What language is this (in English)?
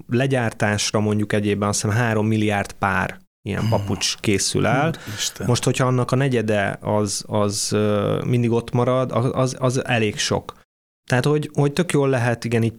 Hungarian